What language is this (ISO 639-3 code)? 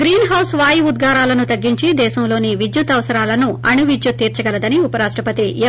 tel